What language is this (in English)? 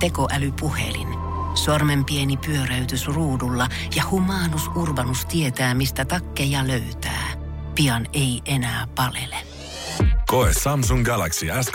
Finnish